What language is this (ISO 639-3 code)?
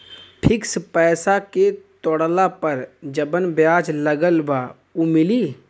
bho